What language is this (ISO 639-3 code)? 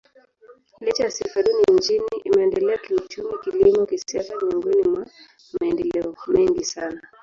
swa